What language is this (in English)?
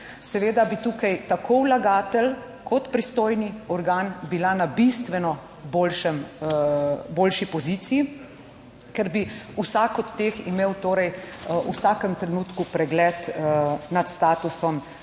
Slovenian